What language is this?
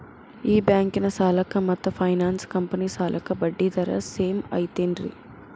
Kannada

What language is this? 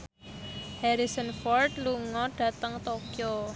Javanese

